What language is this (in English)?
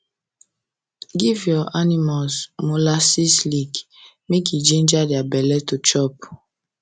Nigerian Pidgin